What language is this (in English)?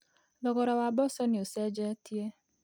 Kikuyu